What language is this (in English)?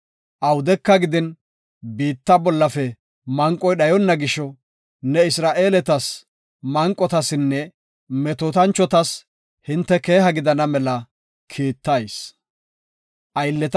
Gofa